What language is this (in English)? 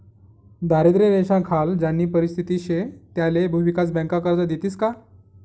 Marathi